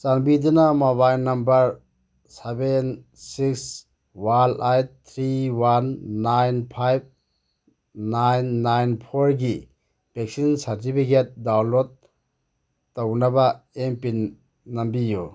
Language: Manipuri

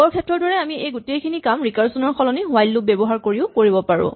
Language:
Assamese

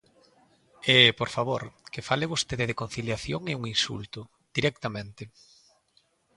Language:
Galician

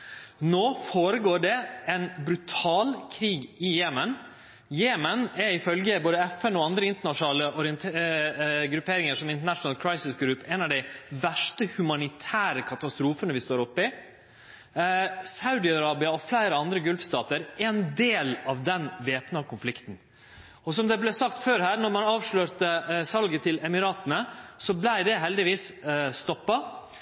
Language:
Norwegian Nynorsk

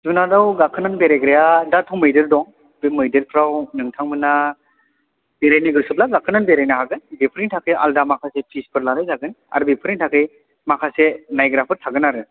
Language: Bodo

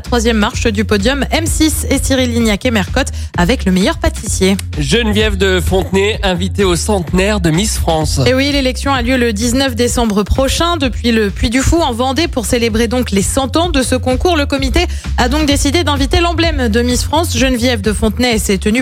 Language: French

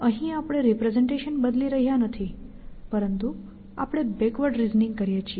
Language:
Gujarati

